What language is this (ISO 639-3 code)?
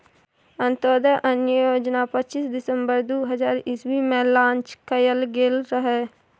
mai